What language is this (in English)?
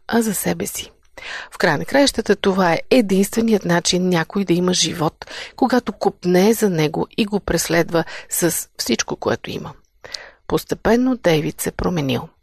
Bulgarian